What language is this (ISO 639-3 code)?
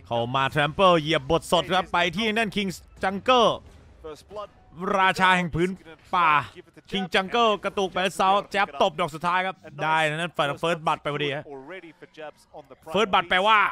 tha